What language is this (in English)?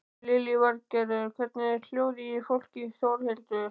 Icelandic